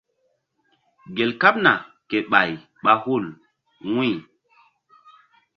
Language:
Mbum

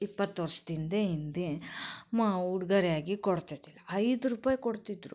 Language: Kannada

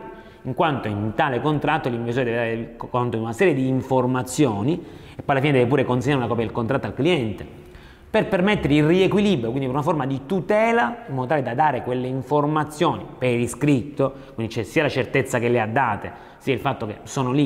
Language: Italian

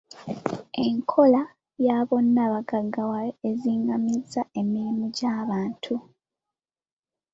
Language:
Ganda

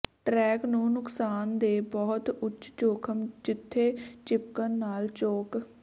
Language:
Punjabi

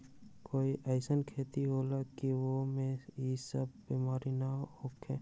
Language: Magahi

